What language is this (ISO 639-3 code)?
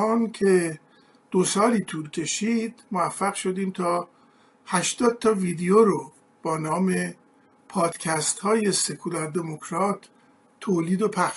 fas